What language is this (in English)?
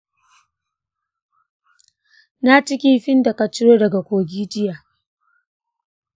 Hausa